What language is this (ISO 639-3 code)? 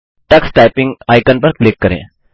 hin